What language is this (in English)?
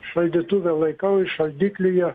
Lithuanian